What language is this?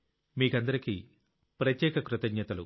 Telugu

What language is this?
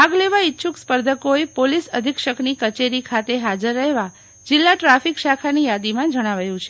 Gujarati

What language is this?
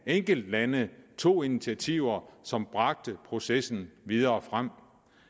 Danish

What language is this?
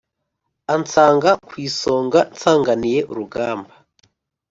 Kinyarwanda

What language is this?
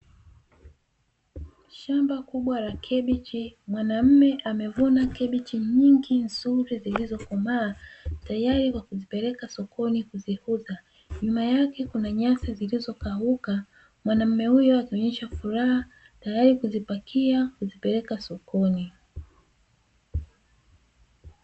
Swahili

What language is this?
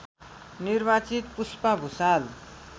Nepali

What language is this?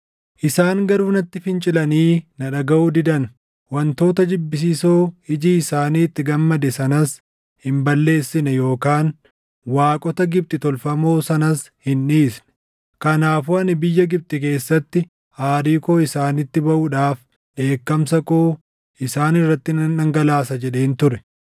Oromo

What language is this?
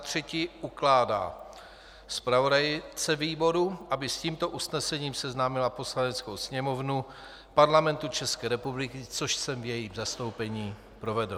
Czech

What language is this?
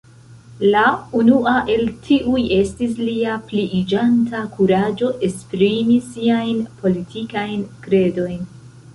Esperanto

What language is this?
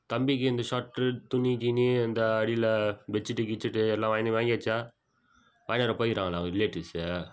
Tamil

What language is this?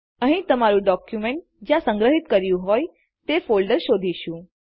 Gujarati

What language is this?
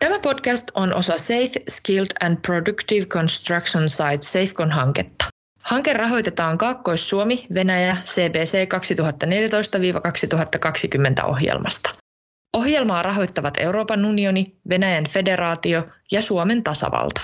Finnish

